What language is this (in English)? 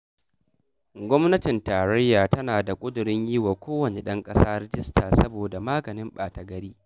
Hausa